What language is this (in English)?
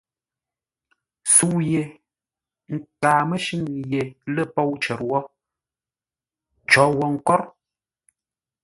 Ngombale